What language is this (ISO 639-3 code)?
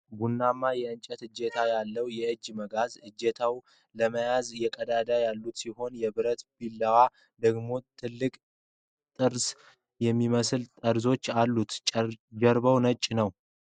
amh